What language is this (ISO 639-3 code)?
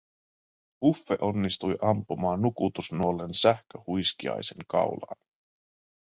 fin